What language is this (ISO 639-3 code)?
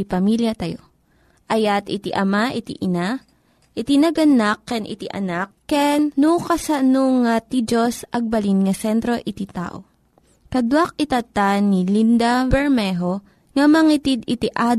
fil